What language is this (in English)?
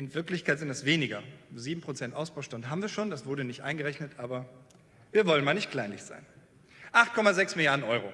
German